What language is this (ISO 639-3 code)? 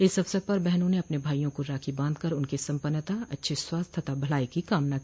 hin